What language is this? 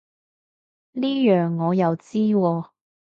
Cantonese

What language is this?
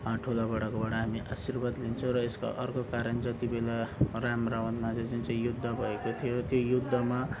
Nepali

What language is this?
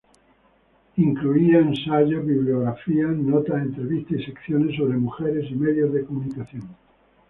Spanish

